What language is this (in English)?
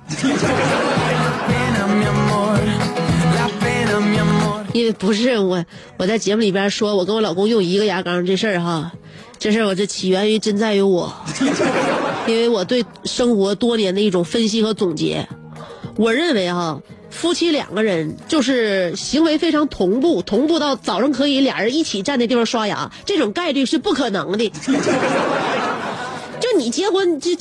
Chinese